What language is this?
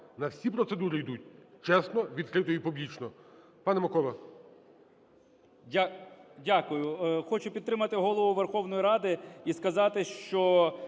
Ukrainian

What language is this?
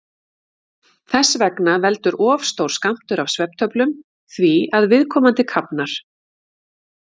Icelandic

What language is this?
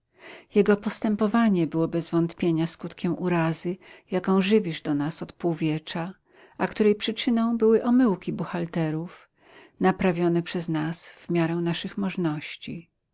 Polish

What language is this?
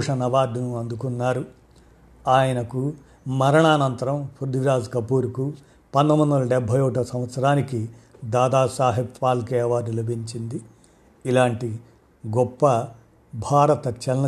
Telugu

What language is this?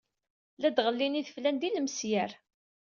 Kabyle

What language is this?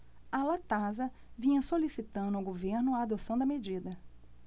Portuguese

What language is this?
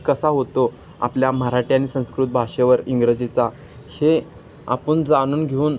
Marathi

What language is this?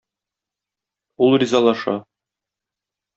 Tatar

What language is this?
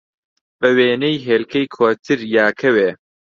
Central Kurdish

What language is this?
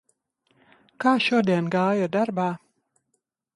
Latvian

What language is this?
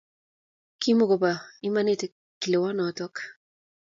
Kalenjin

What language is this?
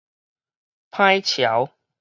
Min Nan Chinese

